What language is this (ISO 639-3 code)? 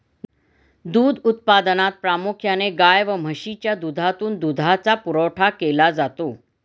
mar